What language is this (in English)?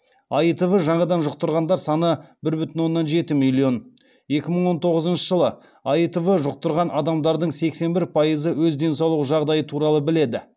Kazakh